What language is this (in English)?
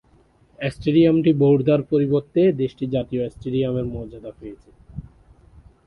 Bangla